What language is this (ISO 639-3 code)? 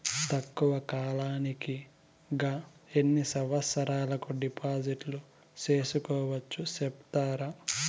tel